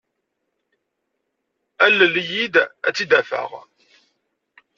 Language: Kabyle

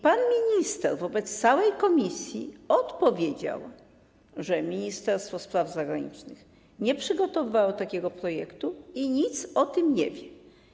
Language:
Polish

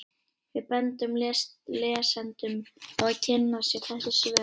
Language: Icelandic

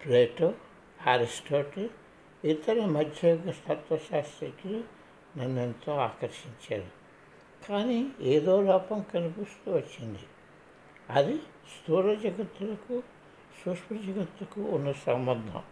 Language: Telugu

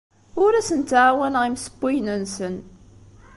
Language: Kabyle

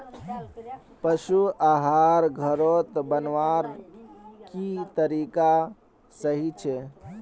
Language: Magahi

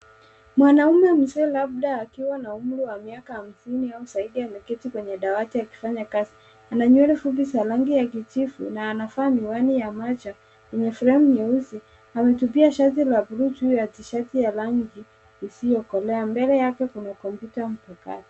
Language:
Swahili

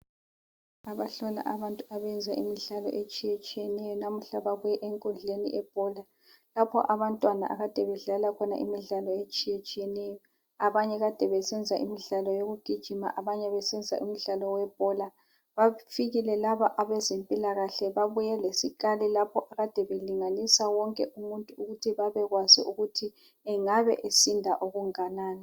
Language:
North Ndebele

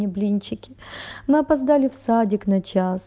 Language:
Russian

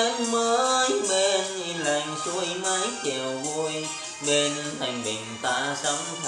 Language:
Vietnamese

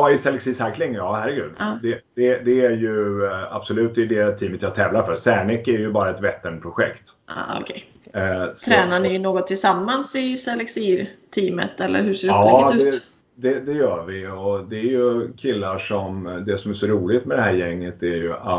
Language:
Swedish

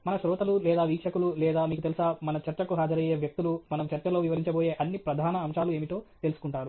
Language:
Telugu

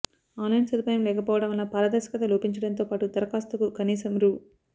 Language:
Telugu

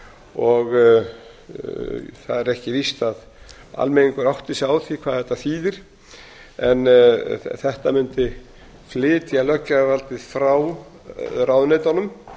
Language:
Icelandic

